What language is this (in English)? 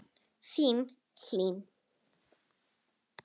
Icelandic